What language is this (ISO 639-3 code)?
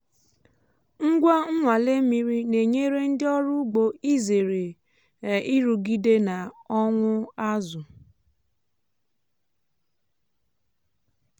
ibo